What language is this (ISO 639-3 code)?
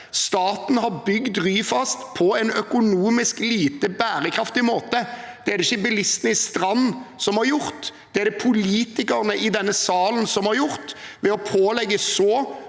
nor